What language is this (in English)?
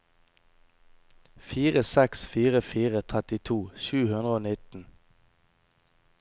Norwegian